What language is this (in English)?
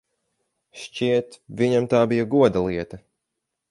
Latvian